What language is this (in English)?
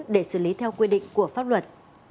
Vietnamese